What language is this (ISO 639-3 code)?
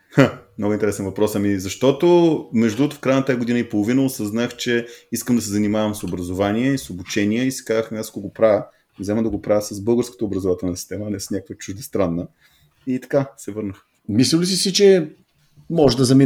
bul